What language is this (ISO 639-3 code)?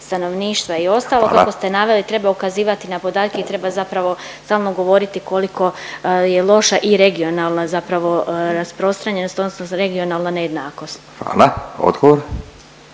hrv